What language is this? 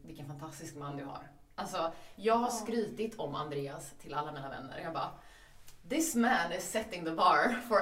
Swedish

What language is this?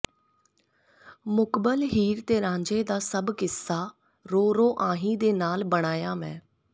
Punjabi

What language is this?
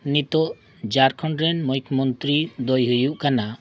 Santali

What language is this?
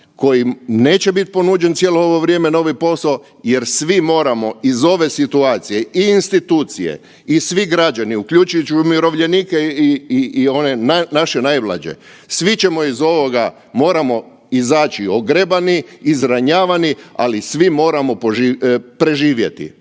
Croatian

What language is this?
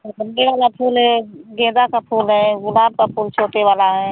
Hindi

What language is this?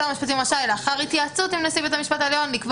Hebrew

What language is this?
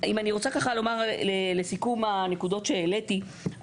Hebrew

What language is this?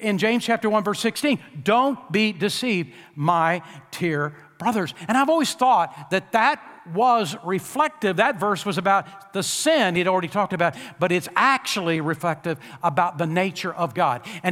English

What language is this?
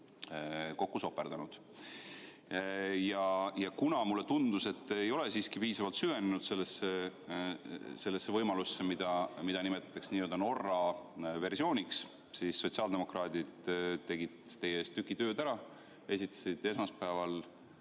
Estonian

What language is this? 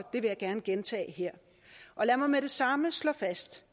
Danish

